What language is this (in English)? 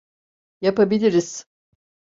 Turkish